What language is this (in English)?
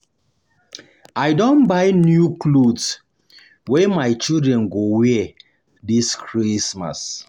Nigerian Pidgin